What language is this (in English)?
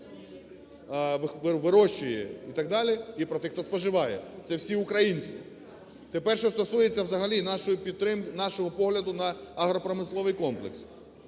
Ukrainian